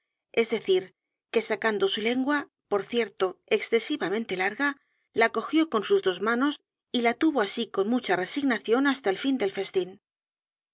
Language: Spanish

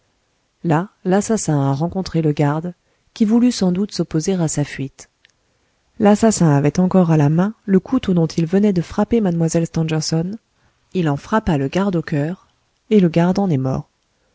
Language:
French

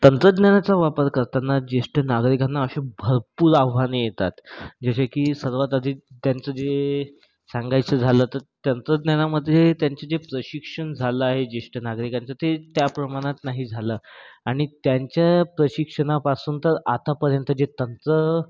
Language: Marathi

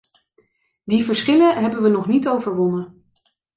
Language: Dutch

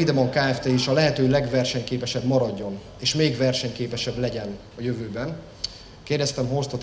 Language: Hungarian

